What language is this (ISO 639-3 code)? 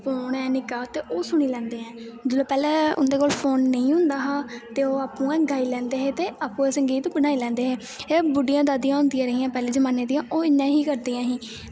doi